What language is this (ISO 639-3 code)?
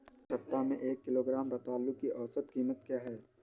hin